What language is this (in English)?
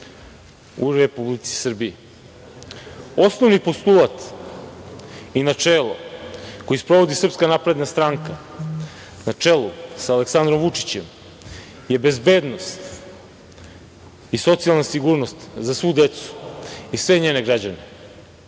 Serbian